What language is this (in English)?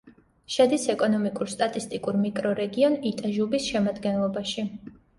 Georgian